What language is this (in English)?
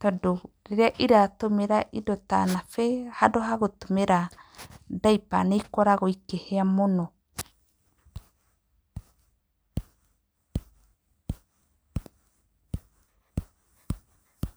Kikuyu